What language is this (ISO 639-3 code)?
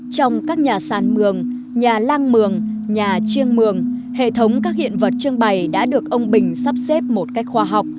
vie